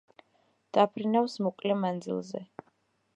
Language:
Georgian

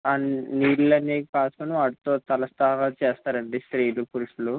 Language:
Telugu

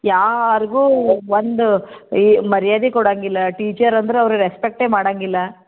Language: Kannada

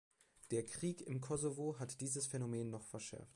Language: German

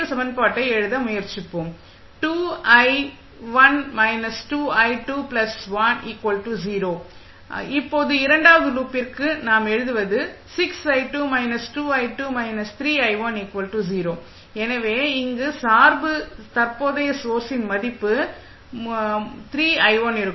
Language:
Tamil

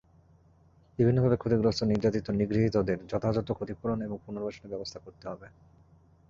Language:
Bangla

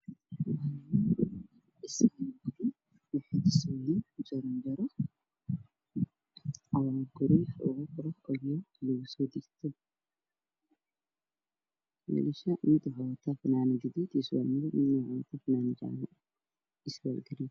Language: Somali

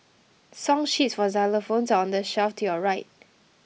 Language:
English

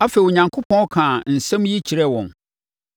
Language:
Akan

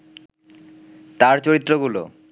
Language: Bangla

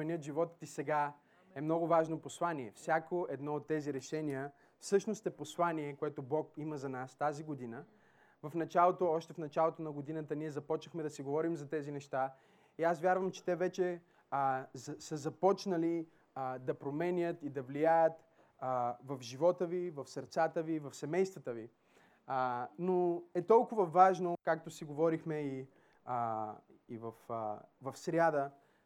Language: Bulgarian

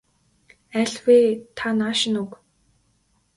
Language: Mongolian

